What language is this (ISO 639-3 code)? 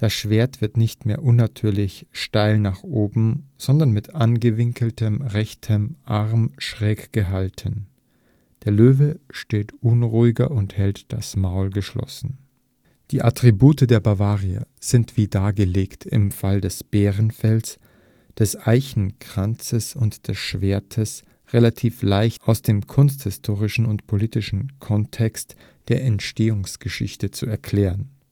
deu